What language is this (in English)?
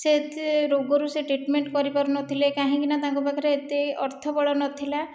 Odia